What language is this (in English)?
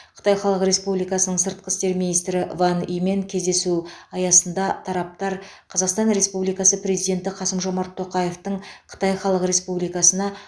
Kazakh